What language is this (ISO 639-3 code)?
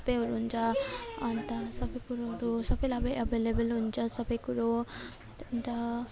nep